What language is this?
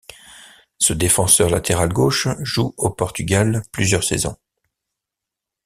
French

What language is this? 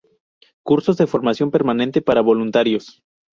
Spanish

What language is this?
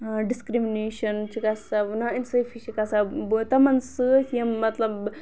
Kashmiri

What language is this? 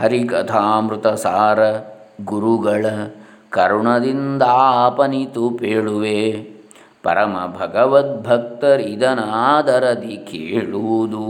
Kannada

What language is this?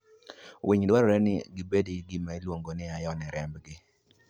Luo (Kenya and Tanzania)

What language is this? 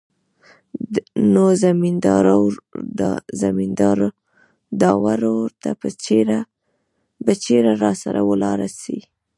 Pashto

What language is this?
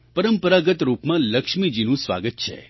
Gujarati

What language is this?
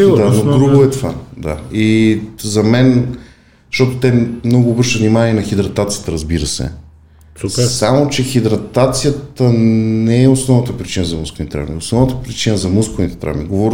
Bulgarian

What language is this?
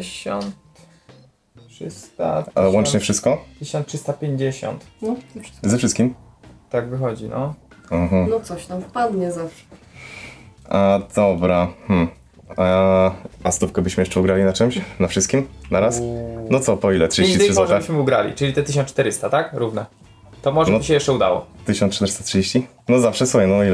Polish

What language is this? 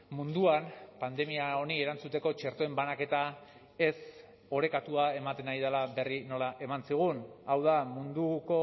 Basque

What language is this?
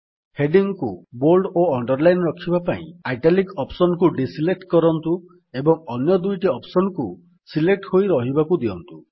Odia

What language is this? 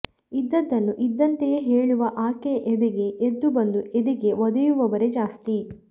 Kannada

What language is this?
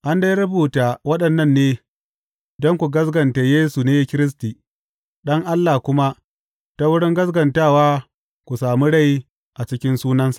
Hausa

